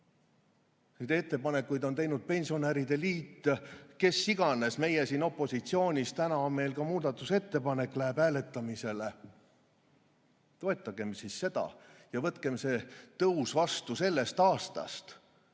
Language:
Estonian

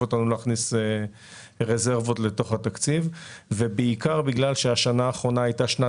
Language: Hebrew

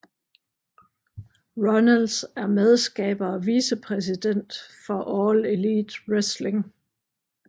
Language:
Danish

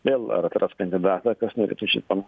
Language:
Lithuanian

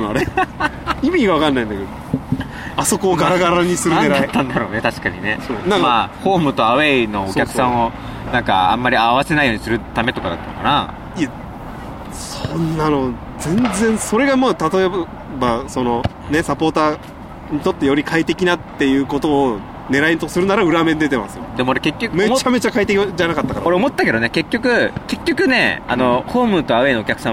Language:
Japanese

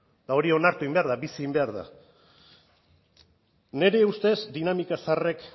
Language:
Basque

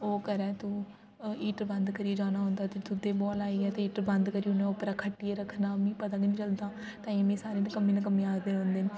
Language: Dogri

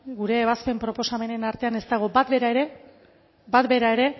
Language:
Basque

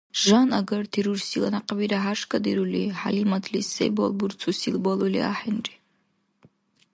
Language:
Dargwa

